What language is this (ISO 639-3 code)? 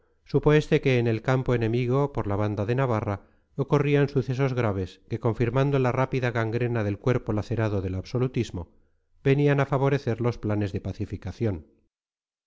spa